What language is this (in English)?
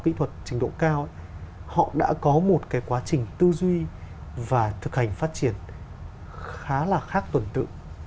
Vietnamese